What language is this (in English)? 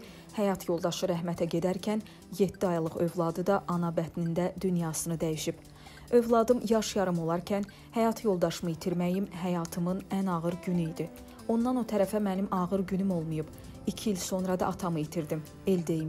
Turkish